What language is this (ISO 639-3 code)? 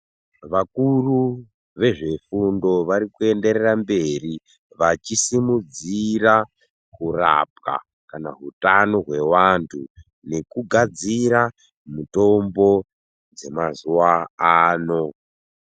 ndc